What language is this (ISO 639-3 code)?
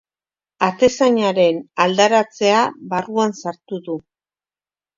eus